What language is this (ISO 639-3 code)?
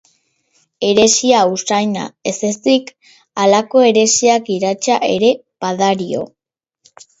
eus